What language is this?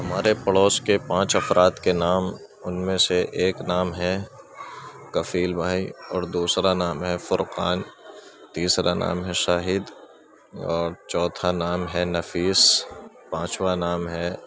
Urdu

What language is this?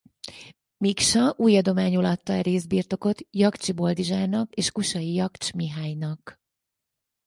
Hungarian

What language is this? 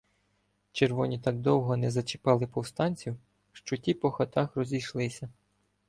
Ukrainian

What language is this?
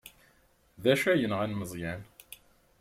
Kabyle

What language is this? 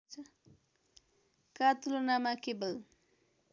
Nepali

